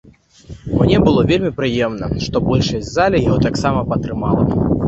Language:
Belarusian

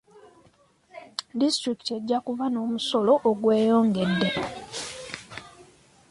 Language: Ganda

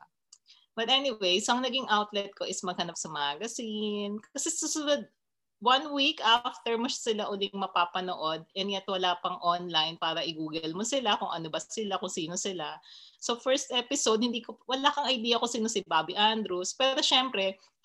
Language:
Filipino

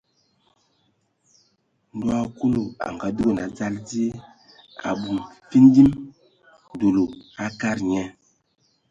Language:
Ewondo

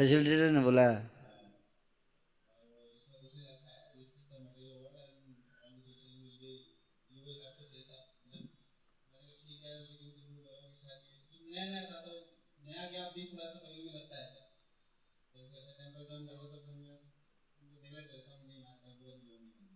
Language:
Hindi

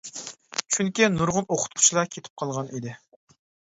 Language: Uyghur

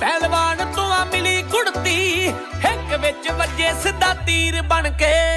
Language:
Punjabi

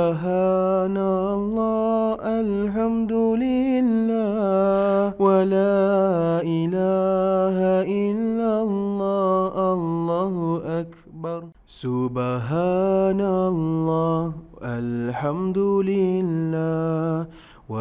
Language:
Malay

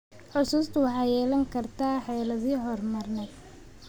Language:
Somali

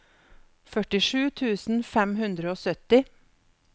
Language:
Norwegian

